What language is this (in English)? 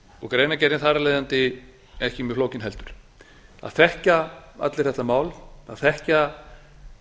Icelandic